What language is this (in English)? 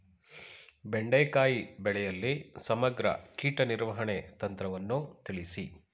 Kannada